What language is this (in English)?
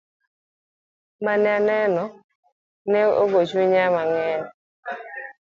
Luo (Kenya and Tanzania)